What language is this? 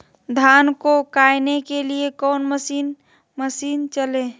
Magahi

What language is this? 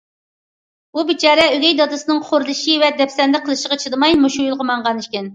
Uyghur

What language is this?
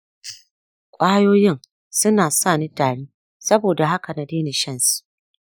Hausa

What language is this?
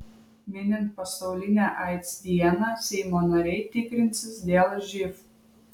Lithuanian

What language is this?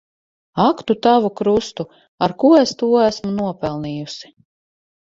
Latvian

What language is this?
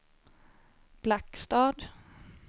Swedish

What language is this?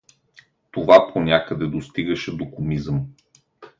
Bulgarian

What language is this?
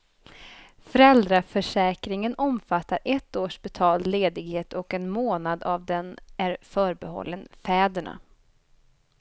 Swedish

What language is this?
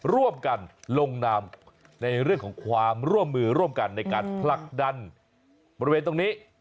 Thai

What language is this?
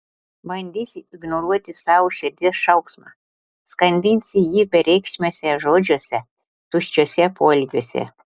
Lithuanian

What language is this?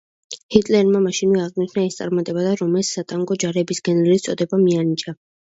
Georgian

